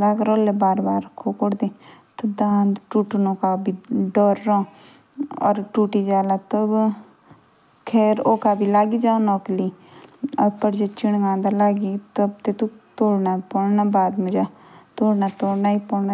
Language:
Jaunsari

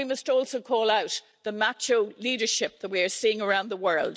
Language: English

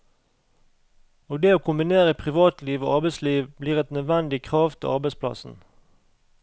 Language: Norwegian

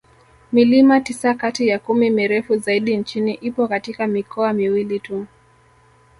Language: Swahili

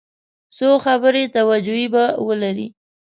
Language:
Pashto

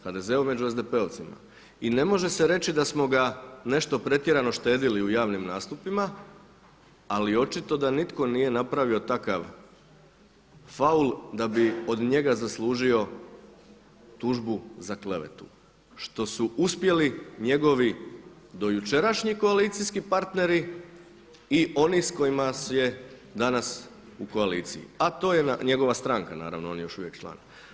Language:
Croatian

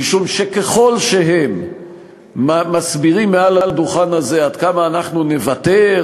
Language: Hebrew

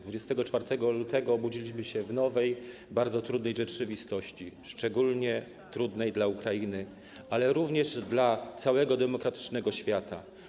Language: Polish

